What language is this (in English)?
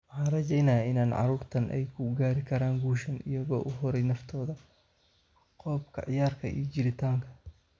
Somali